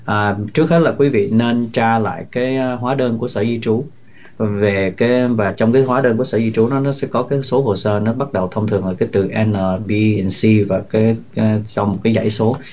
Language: Vietnamese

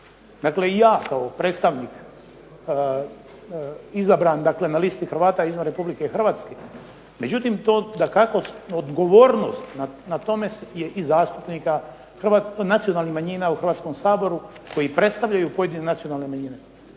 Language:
Croatian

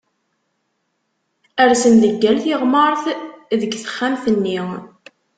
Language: Kabyle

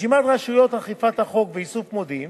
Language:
Hebrew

